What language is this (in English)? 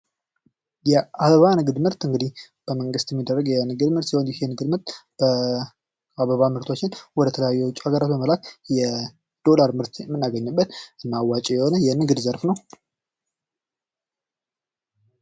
Amharic